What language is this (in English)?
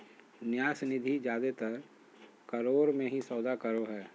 Magahi